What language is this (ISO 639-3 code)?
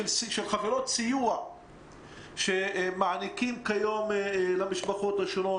heb